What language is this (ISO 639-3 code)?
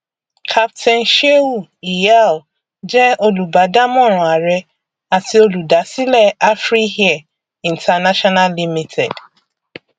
yor